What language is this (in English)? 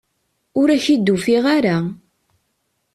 Kabyle